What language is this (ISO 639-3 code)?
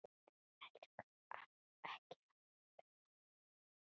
isl